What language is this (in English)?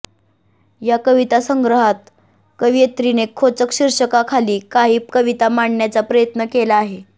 Marathi